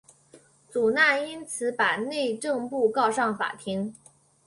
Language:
Chinese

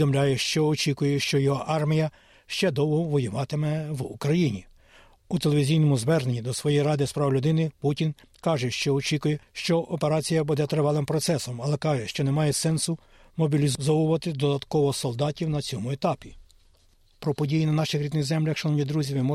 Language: Ukrainian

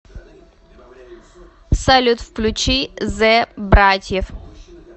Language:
Russian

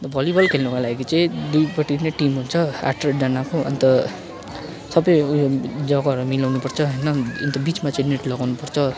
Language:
Nepali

